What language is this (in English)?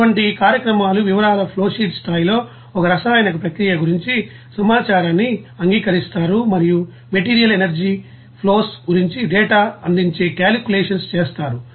Telugu